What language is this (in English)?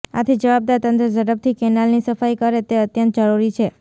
Gujarati